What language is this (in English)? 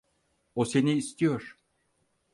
Turkish